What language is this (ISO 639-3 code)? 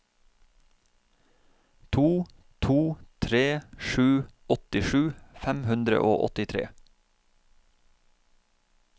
nor